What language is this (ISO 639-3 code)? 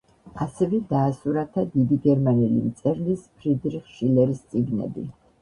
kat